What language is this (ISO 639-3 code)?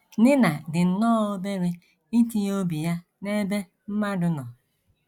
ibo